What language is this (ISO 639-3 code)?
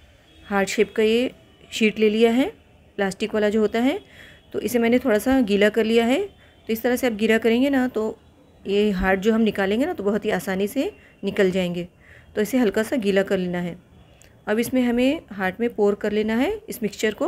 hin